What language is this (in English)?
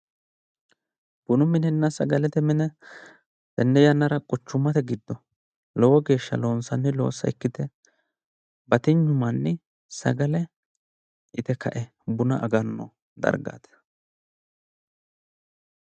Sidamo